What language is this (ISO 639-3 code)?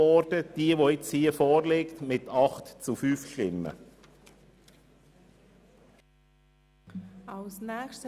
gsw